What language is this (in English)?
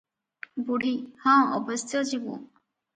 Odia